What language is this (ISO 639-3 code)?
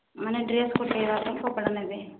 ori